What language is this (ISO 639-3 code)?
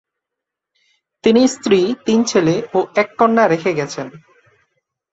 ben